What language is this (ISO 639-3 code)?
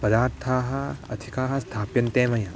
san